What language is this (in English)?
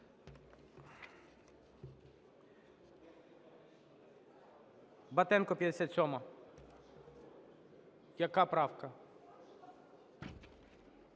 Ukrainian